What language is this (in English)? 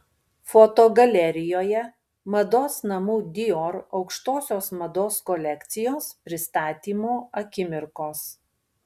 Lithuanian